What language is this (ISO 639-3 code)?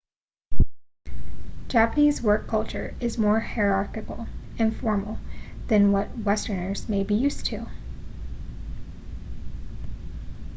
eng